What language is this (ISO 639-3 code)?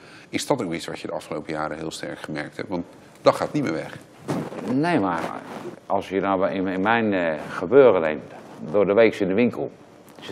nld